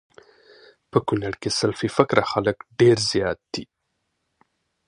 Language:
Pashto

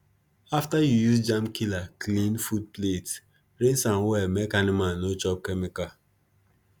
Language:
Nigerian Pidgin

